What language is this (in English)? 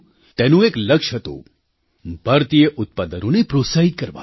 Gujarati